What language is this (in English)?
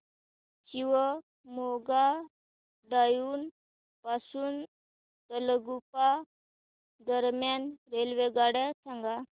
Marathi